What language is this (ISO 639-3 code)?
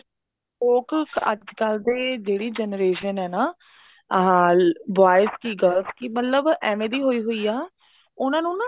pan